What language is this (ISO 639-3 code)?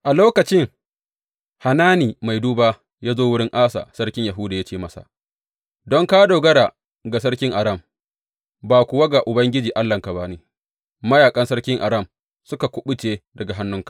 hau